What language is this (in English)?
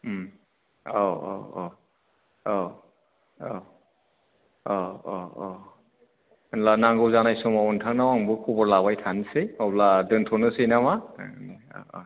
Bodo